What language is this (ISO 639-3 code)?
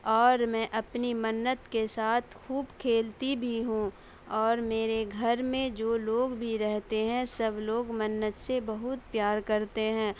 urd